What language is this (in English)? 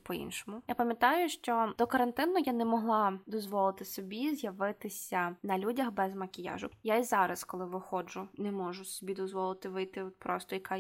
Ukrainian